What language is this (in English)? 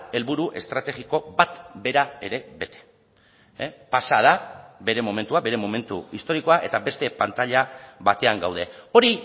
Basque